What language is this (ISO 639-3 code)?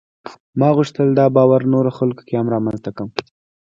pus